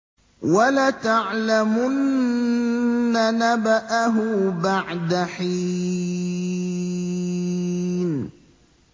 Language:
Arabic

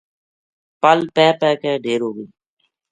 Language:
Gujari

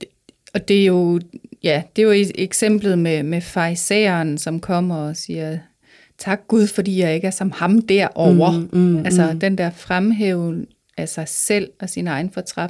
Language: Danish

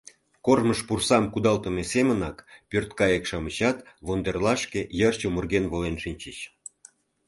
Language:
Mari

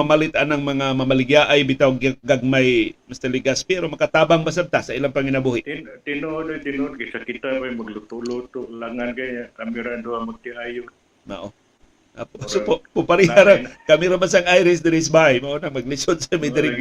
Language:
Filipino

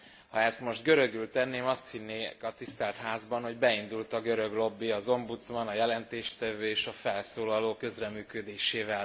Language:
Hungarian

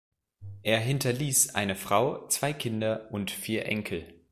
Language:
German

